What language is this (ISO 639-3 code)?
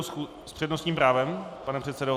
ces